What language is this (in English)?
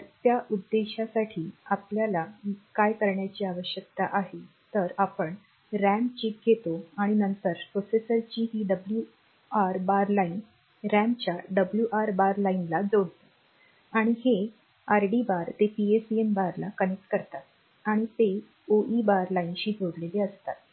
Marathi